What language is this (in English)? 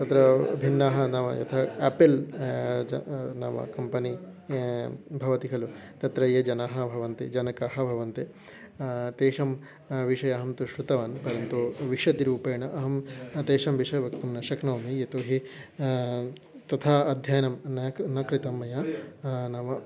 Sanskrit